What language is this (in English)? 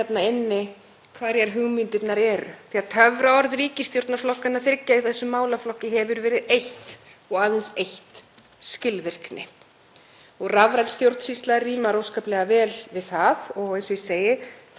Icelandic